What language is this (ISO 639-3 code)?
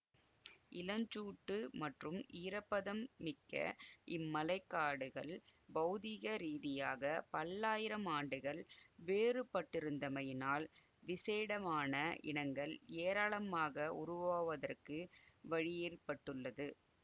tam